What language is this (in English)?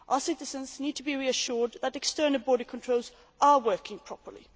English